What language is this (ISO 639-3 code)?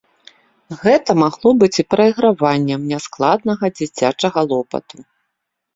bel